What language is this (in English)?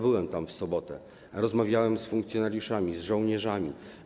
Polish